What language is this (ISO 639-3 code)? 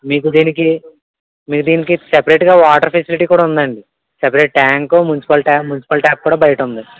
tel